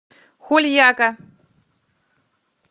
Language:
Russian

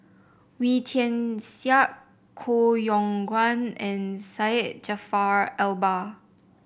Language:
English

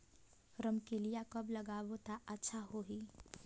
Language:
Chhattisgarhi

